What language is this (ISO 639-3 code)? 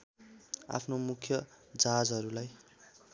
nep